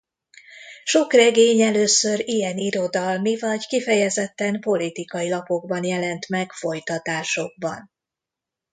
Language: Hungarian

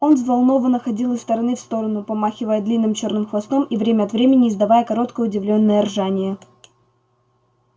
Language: Russian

